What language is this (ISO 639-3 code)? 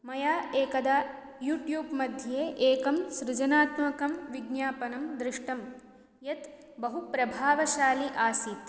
san